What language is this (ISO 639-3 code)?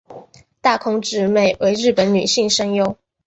zho